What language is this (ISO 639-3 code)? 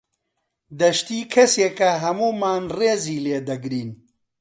ckb